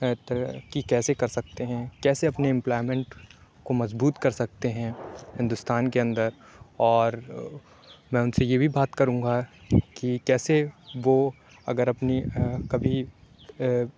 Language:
Urdu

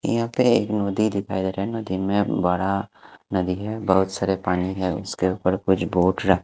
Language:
Hindi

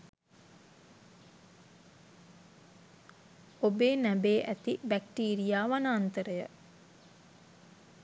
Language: Sinhala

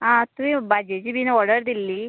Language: Konkani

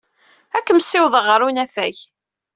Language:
Kabyle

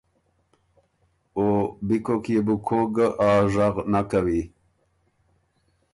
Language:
Ormuri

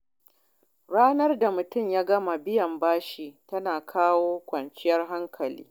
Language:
Hausa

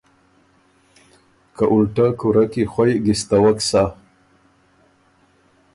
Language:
Ormuri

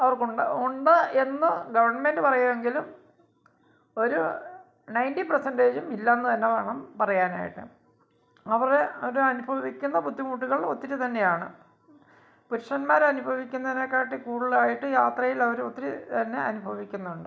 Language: Malayalam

